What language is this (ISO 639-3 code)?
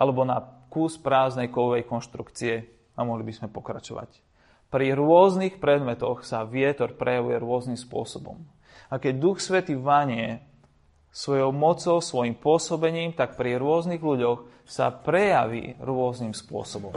slk